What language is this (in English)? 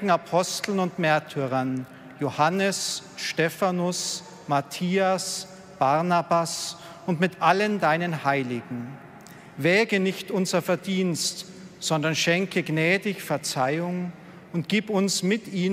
German